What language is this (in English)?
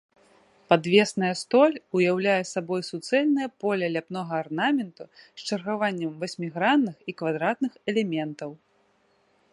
Belarusian